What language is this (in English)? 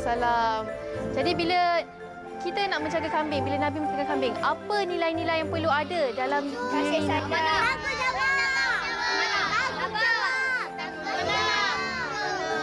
Malay